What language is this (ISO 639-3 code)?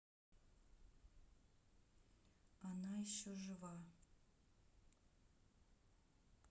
rus